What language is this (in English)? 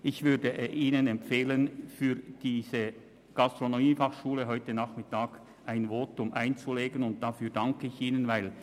Swiss German